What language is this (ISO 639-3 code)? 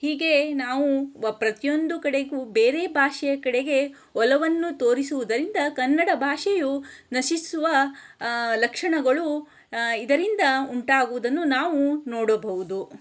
kan